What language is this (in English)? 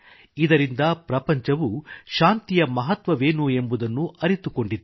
Kannada